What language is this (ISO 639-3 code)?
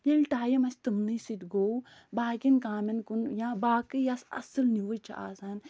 kas